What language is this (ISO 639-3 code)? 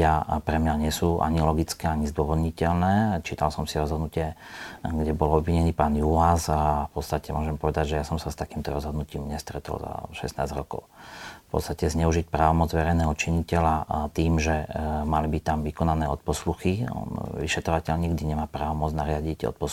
slk